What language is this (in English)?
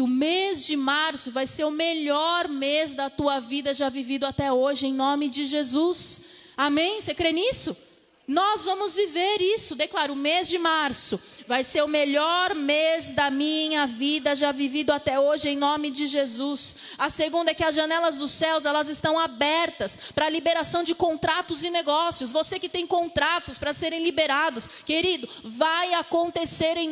Portuguese